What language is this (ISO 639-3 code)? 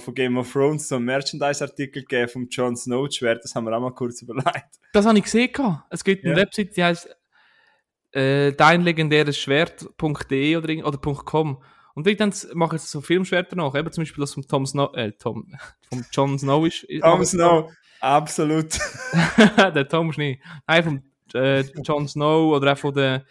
deu